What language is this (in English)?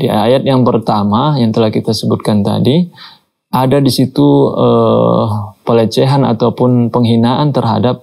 Indonesian